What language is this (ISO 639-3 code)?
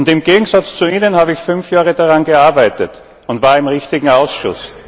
deu